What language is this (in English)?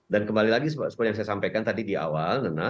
Indonesian